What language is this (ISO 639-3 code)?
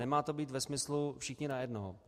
ces